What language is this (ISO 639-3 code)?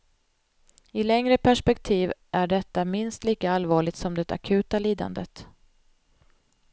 swe